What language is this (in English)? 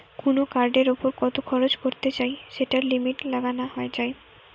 Bangla